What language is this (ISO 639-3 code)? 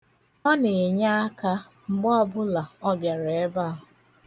ibo